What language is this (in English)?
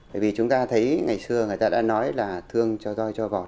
Vietnamese